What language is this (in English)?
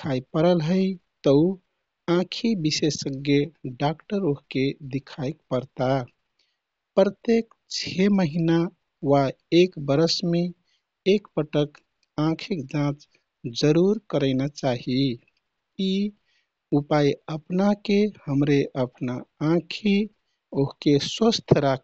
Kathoriya Tharu